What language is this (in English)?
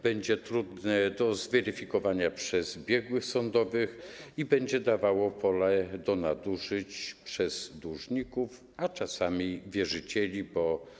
Polish